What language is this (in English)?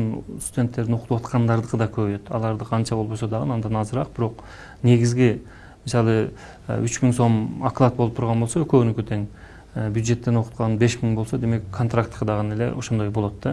Turkish